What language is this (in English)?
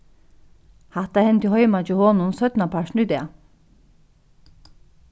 Faroese